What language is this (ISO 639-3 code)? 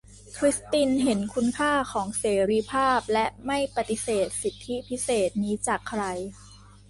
tha